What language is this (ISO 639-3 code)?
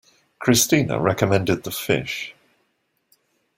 eng